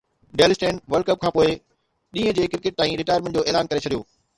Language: Sindhi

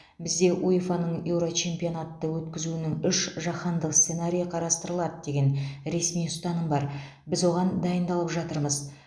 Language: Kazakh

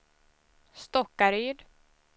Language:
Swedish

